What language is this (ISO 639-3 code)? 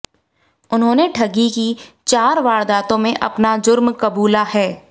hin